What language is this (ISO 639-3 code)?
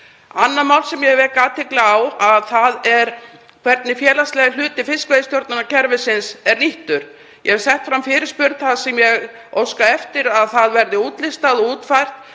isl